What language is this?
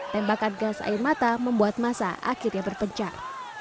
Indonesian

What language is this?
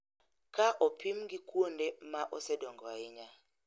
Luo (Kenya and Tanzania)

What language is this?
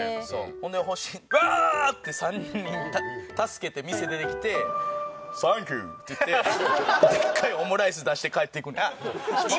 Japanese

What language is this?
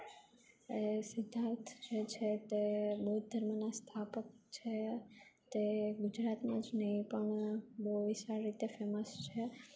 Gujarati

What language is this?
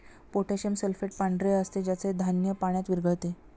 Marathi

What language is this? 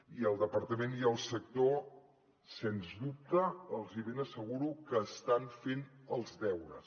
Catalan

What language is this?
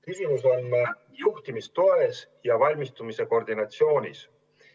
Estonian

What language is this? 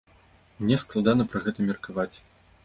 Belarusian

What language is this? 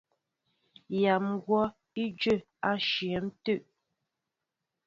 Mbo (Cameroon)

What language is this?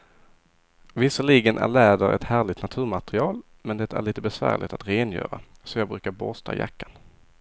Swedish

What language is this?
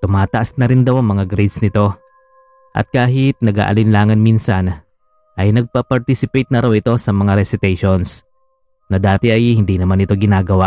Filipino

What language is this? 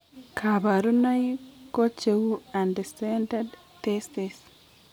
Kalenjin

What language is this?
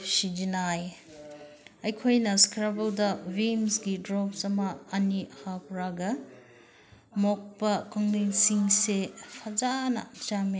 Manipuri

